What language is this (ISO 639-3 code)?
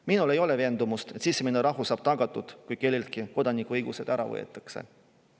est